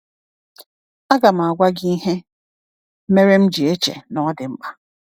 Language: Igbo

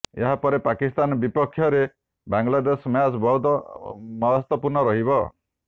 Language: Odia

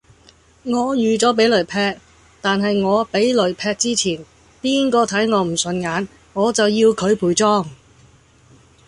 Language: Cantonese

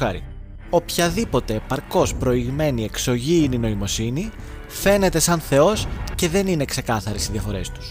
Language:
Greek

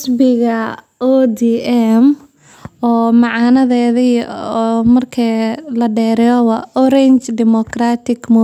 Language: Somali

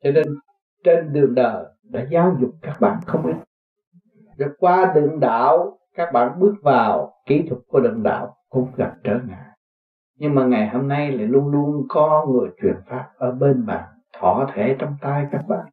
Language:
Vietnamese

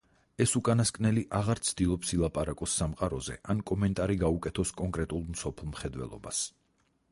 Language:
Georgian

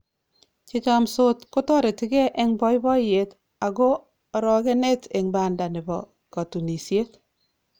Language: Kalenjin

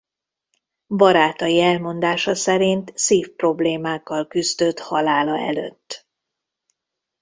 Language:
Hungarian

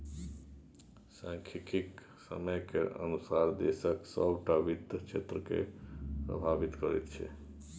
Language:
Maithili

